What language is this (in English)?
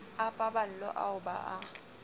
Southern Sotho